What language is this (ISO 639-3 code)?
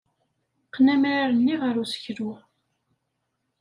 kab